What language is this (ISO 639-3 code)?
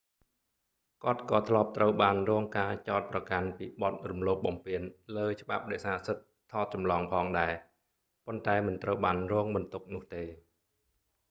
khm